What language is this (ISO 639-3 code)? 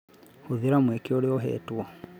kik